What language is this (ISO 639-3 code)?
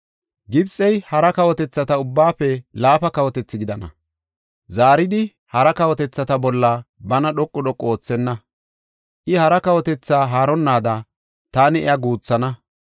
gof